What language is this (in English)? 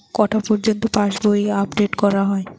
Bangla